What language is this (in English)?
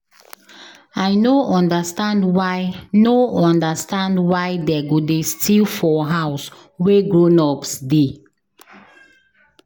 Nigerian Pidgin